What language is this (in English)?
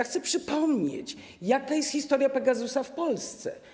Polish